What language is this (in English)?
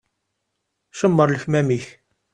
Kabyle